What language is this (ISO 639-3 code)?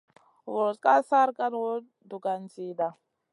mcn